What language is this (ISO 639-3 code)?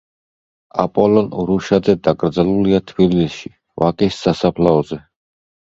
kat